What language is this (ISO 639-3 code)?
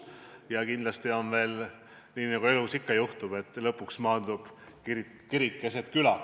est